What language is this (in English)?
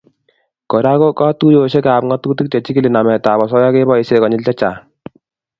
Kalenjin